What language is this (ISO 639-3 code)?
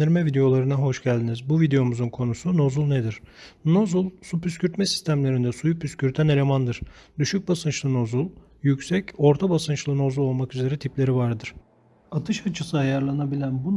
tur